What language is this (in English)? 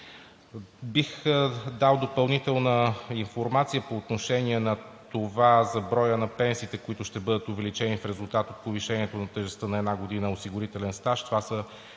Bulgarian